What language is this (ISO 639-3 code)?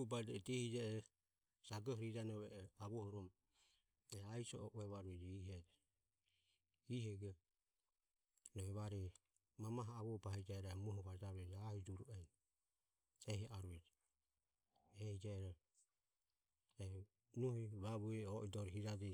aom